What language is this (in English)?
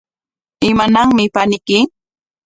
Corongo Ancash Quechua